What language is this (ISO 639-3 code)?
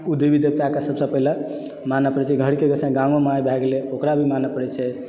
mai